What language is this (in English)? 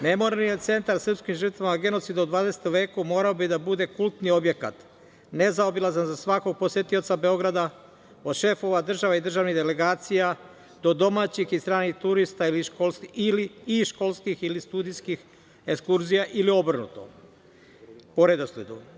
Serbian